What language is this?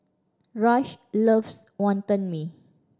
English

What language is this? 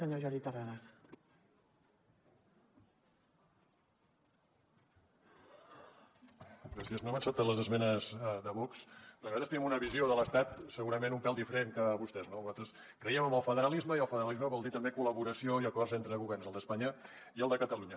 Catalan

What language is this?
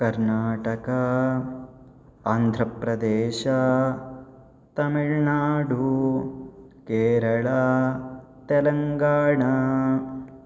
Sanskrit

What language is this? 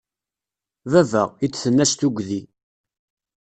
Kabyle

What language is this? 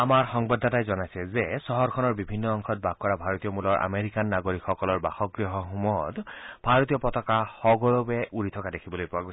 Assamese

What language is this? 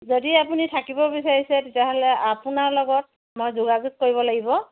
Assamese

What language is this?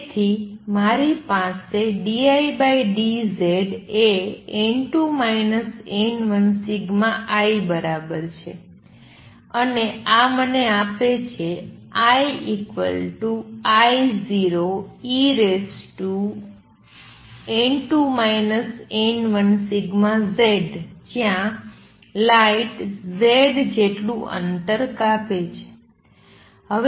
Gujarati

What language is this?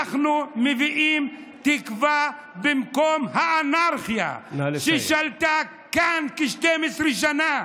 Hebrew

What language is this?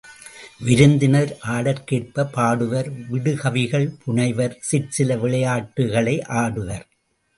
Tamil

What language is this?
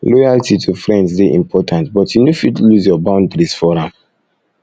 Nigerian Pidgin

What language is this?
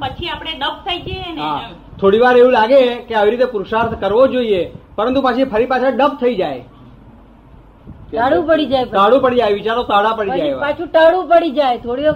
Gujarati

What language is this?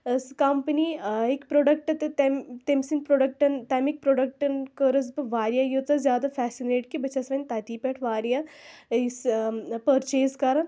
Kashmiri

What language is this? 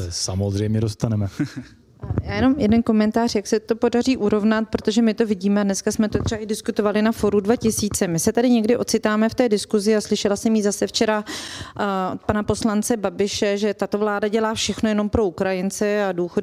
Czech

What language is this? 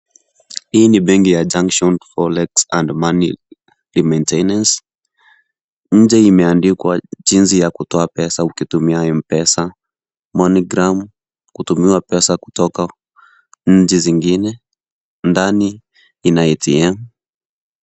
Swahili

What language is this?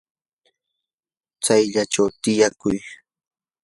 Yanahuanca Pasco Quechua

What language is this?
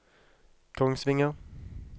Norwegian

